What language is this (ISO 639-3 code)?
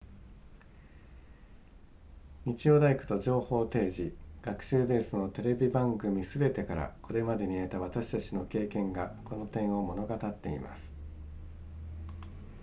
jpn